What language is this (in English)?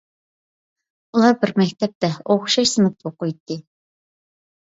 Uyghur